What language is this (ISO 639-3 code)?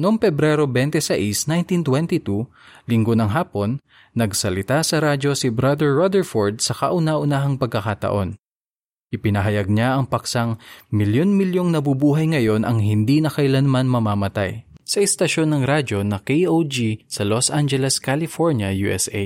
fil